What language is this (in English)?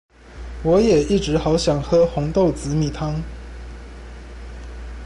Chinese